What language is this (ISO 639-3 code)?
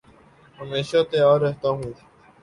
urd